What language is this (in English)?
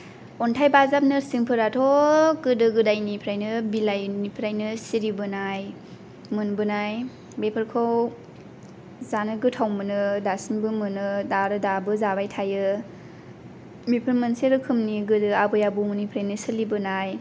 Bodo